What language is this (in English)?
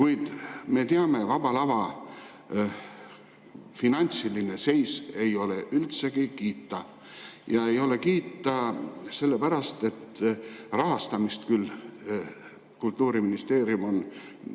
Estonian